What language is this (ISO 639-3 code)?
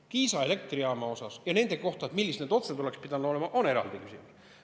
est